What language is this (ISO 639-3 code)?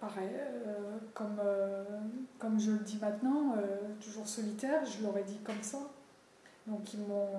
fra